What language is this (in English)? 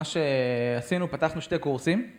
Hebrew